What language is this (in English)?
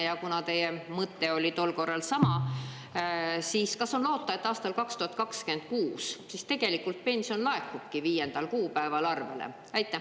Estonian